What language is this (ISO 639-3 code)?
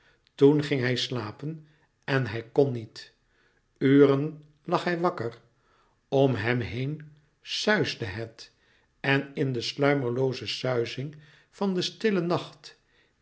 nld